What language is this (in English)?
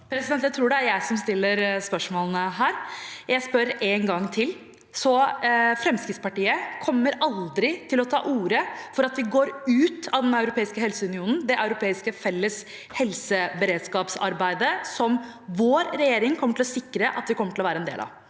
Norwegian